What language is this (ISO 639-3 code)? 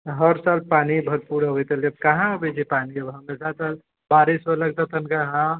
mai